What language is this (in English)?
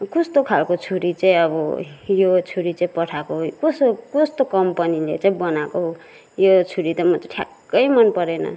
Nepali